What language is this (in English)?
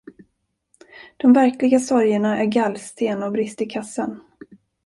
Swedish